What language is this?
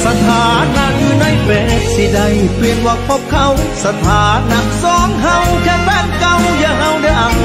Thai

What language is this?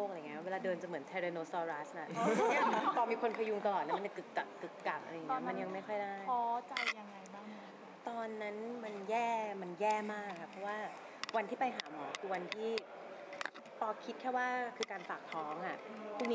Thai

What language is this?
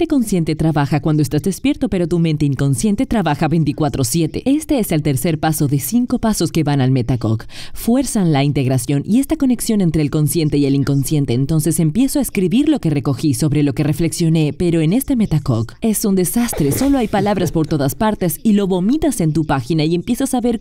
Spanish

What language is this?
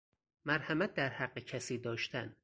Persian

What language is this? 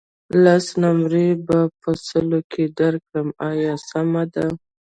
Pashto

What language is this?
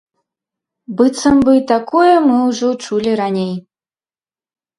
Belarusian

